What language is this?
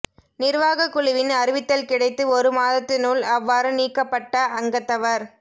Tamil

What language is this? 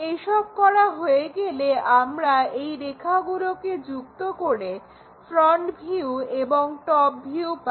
Bangla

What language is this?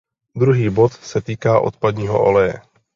Czech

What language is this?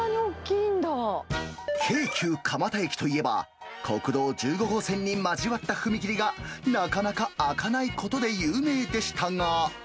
Japanese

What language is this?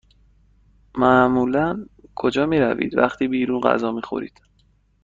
Persian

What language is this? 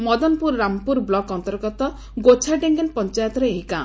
Odia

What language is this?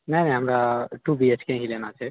Maithili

